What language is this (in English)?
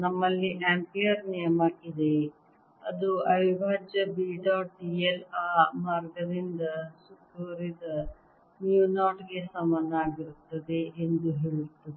Kannada